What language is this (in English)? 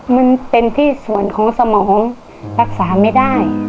Thai